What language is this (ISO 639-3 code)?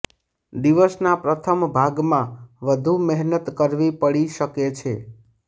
guj